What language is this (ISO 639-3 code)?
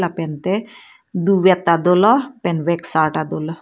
mjw